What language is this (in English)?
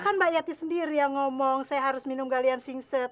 Indonesian